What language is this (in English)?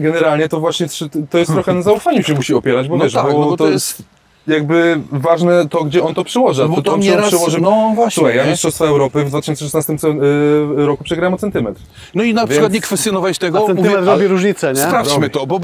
Polish